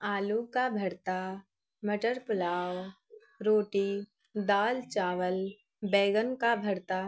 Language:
Urdu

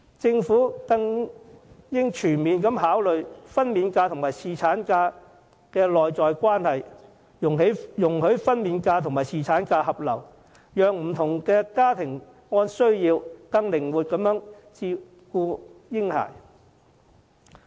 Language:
Cantonese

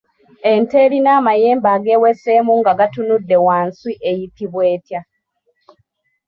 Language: Ganda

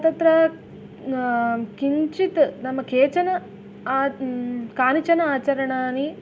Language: Sanskrit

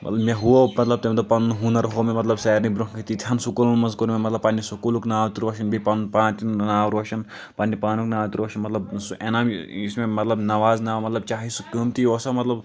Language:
Kashmiri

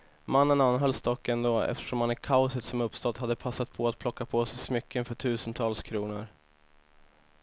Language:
Swedish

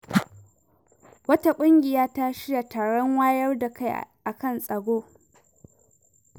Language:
Hausa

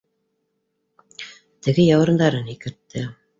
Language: Bashkir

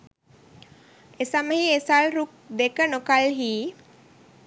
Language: Sinhala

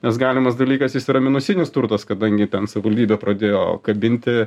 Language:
Lithuanian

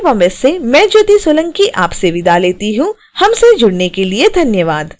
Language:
Hindi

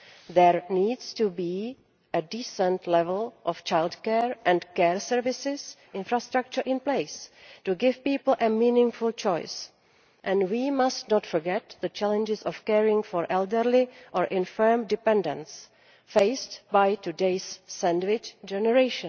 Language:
English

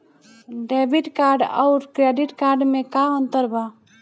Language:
Bhojpuri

